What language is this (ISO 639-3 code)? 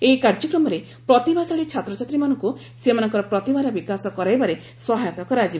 ori